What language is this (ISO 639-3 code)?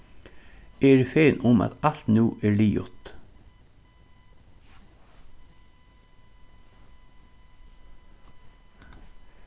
fao